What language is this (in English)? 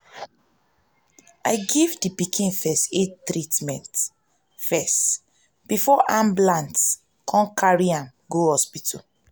Nigerian Pidgin